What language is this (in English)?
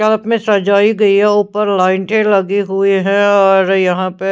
Hindi